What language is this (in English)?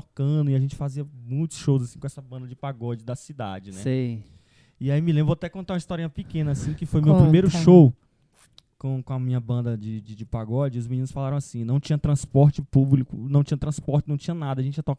Portuguese